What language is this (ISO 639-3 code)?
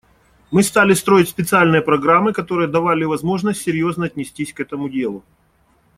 rus